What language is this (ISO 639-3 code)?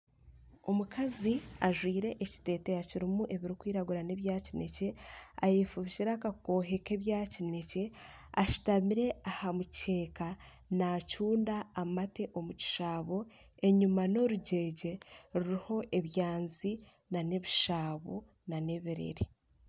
nyn